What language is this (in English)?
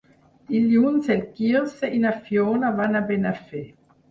Catalan